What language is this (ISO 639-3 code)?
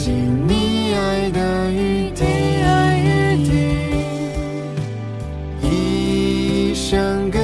zho